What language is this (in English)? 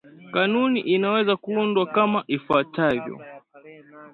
Swahili